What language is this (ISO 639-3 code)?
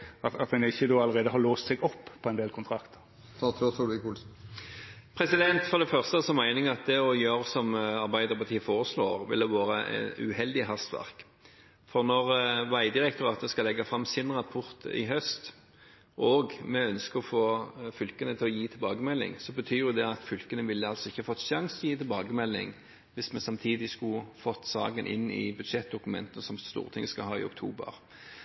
nor